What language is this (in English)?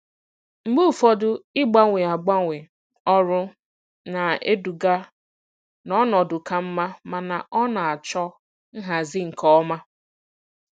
Igbo